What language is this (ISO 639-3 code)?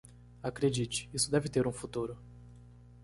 por